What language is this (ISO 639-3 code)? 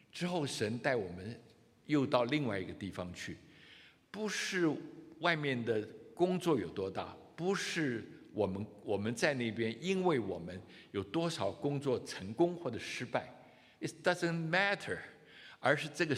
zho